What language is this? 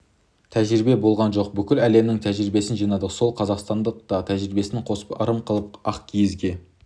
Kazakh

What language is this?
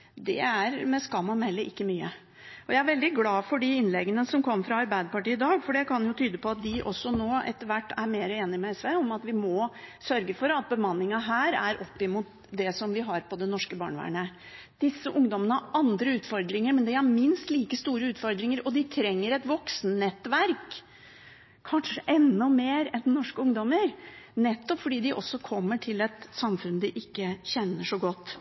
Norwegian Bokmål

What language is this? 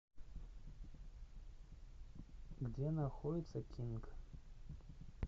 Russian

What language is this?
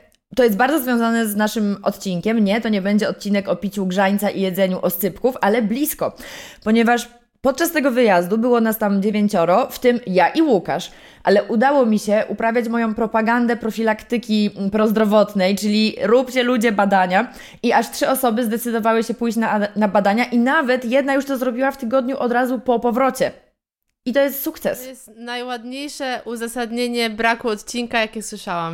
Polish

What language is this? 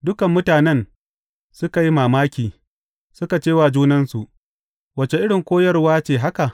Hausa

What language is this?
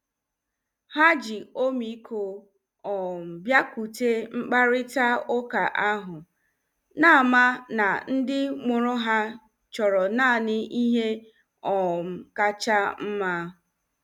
Igbo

